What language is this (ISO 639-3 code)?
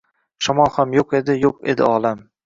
uzb